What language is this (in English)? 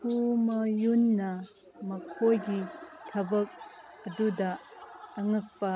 Manipuri